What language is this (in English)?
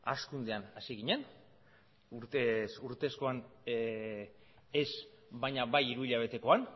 Basque